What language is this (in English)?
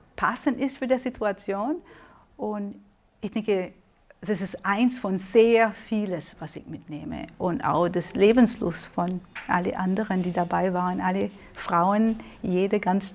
German